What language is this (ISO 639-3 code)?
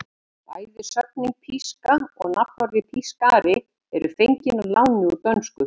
isl